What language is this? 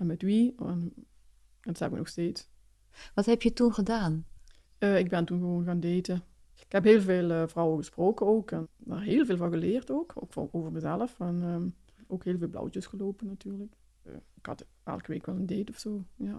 Dutch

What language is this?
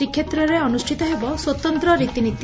Odia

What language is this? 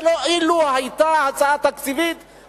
Hebrew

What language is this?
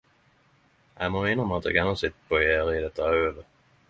Norwegian Nynorsk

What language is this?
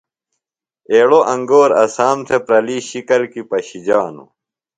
Phalura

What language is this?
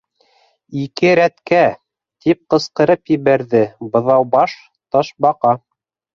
Bashkir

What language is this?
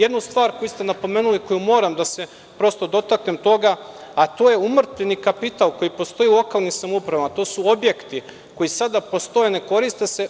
Serbian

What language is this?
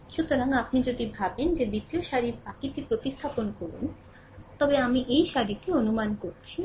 Bangla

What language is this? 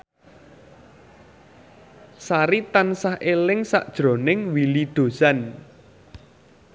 Javanese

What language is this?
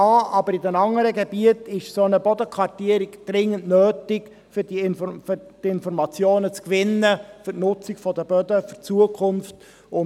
Swiss German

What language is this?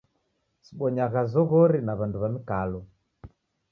Taita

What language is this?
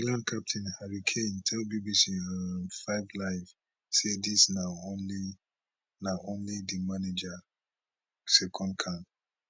Nigerian Pidgin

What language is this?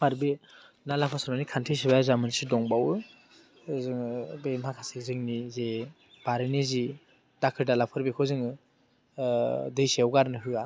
Bodo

